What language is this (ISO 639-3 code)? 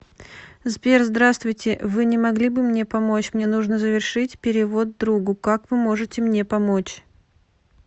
rus